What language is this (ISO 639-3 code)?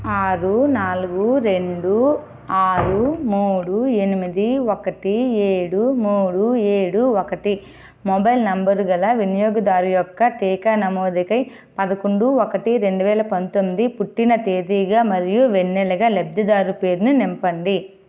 tel